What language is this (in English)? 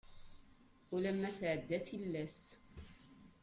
Kabyle